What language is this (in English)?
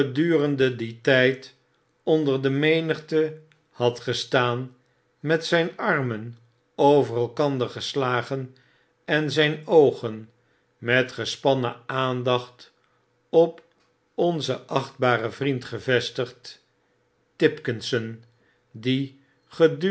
Dutch